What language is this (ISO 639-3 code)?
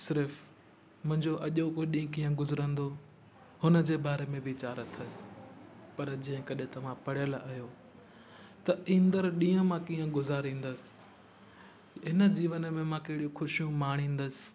snd